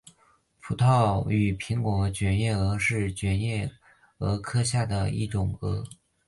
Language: Chinese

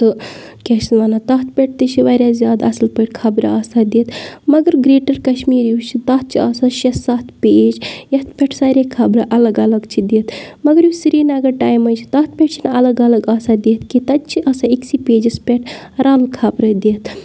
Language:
Kashmiri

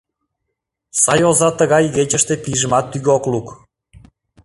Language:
Mari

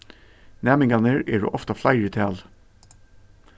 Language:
Faroese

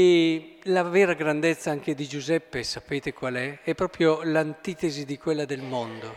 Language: Italian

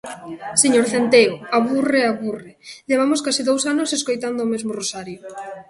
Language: Galician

